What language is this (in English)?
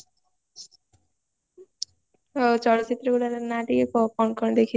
Odia